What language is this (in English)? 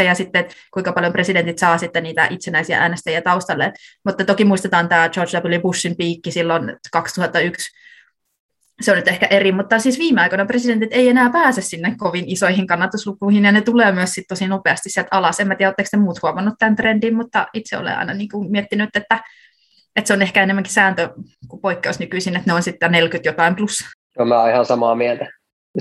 Finnish